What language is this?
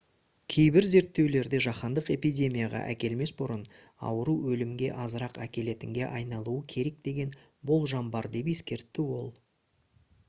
Kazakh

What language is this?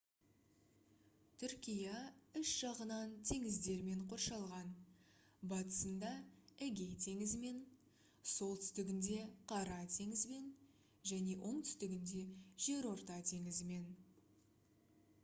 Kazakh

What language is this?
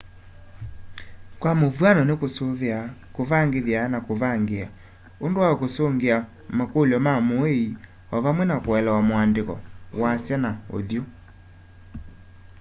Kamba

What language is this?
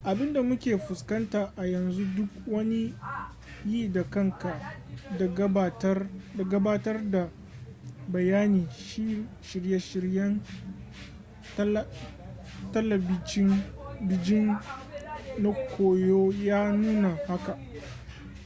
Hausa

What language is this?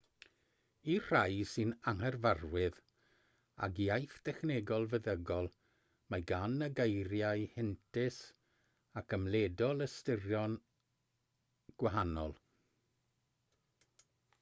Welsh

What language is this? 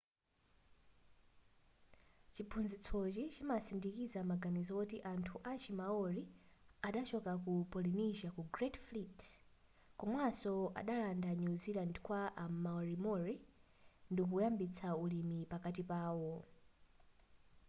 Nyanja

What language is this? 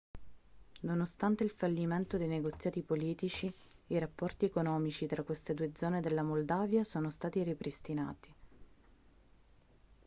Italian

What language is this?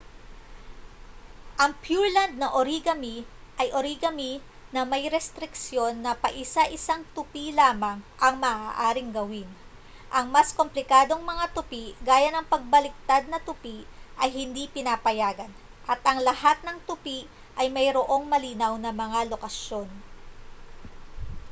Filipino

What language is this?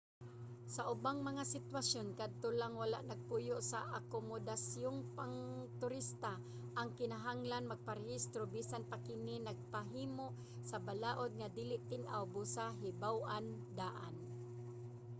Cebuano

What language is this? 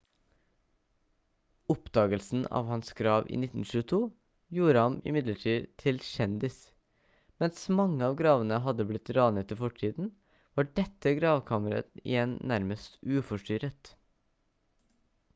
Norwegian Bokmål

